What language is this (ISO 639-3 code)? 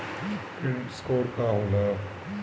bho